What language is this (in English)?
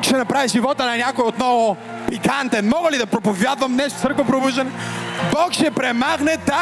Bulgarian